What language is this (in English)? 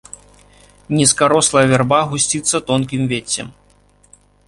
Belarusian